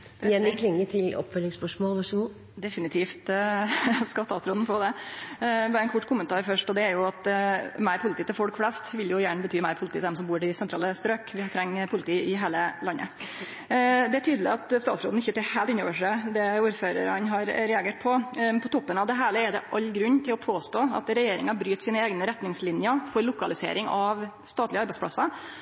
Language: Norwegian Nynorsk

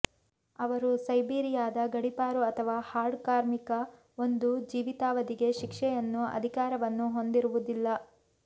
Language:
Kannada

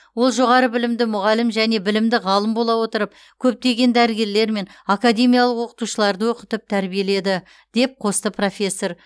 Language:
Kazakh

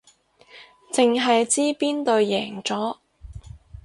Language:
Cantonese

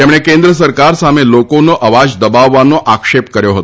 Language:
Gujarati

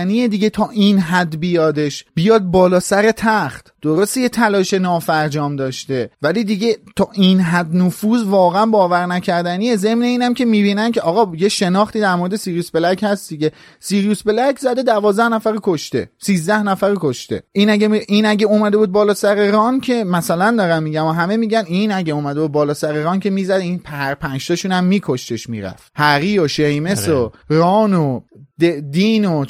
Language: Persian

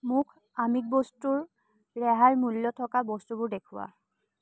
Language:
Assamese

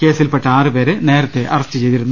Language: Malayalam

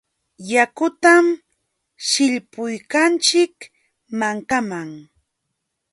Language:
Jauja Wanca Quechua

